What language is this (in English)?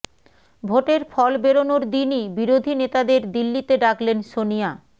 Bangla